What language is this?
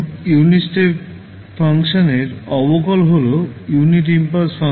Bangla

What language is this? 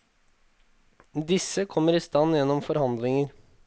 Norwegian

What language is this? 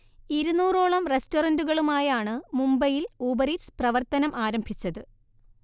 Malayalam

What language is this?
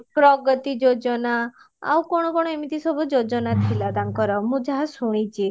Odia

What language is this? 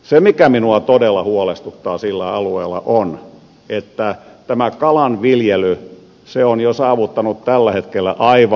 Finnish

